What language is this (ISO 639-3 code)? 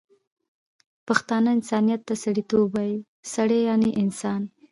pus